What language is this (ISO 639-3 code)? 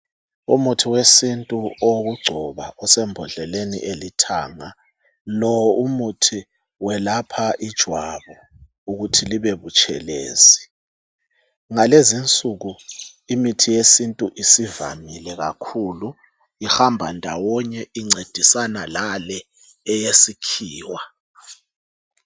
nde